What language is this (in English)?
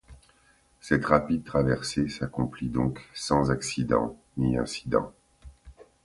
French